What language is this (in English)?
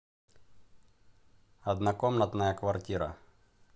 Russian